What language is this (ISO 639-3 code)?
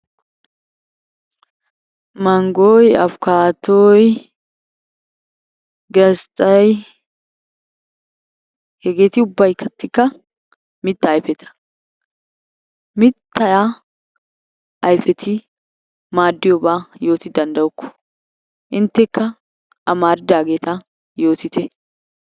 wal